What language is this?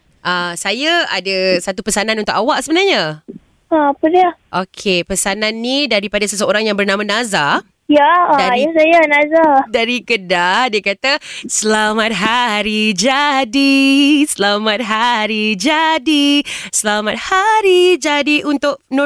Malay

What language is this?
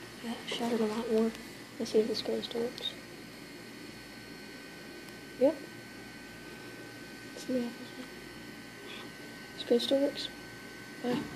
English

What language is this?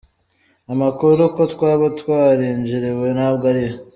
Kinyarwanda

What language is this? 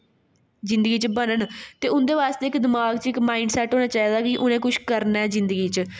Dogri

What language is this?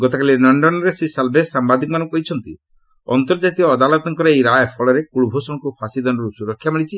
Odia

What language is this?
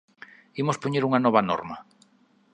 Galician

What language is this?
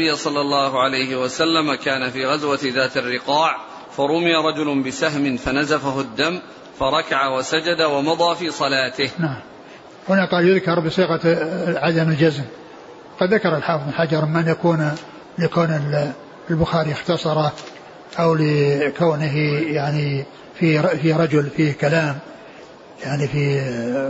Arabic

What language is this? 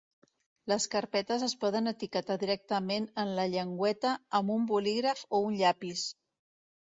Catalan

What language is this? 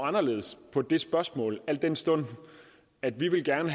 Danish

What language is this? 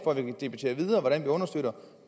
Danish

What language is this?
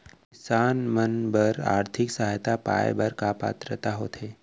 Chhattisgarhi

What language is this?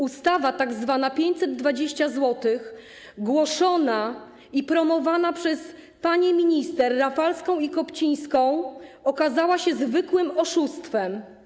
Polish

